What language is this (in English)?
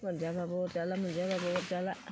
Bodo